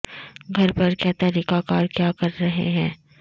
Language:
Urdu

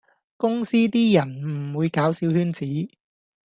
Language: Cantonese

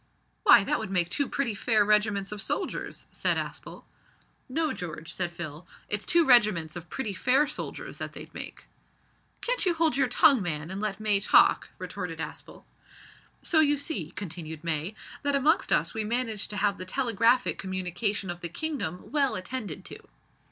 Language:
English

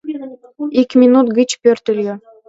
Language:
Mari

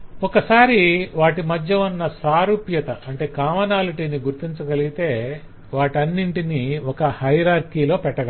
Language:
Telugu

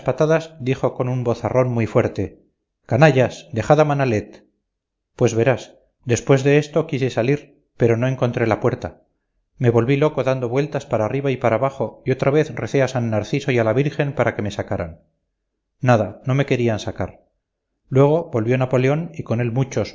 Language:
Spanish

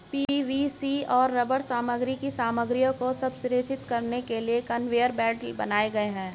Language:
Hindi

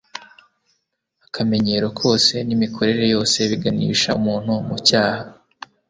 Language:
Kinyarwanda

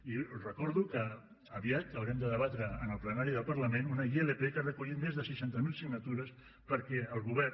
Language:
Catalan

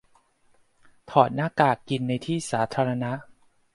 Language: Thai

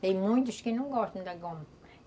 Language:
Portuguese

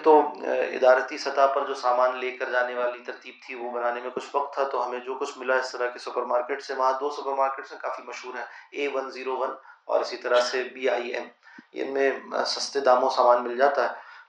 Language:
Urdu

